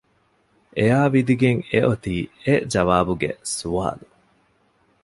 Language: Divehi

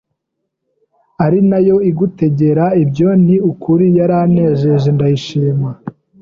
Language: Kinyarwanda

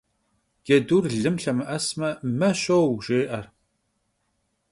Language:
Kabardian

